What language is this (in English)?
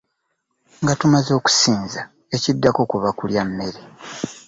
Ganda